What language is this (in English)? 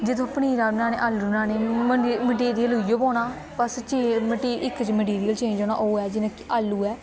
Dogri